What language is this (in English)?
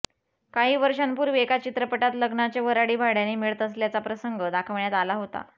Marathi